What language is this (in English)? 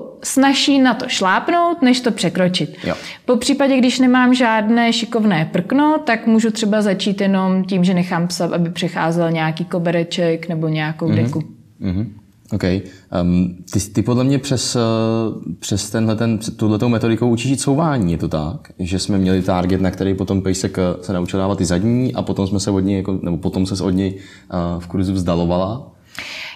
Czech